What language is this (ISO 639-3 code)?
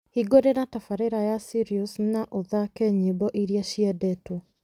kik